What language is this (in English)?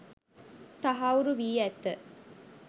Sinhala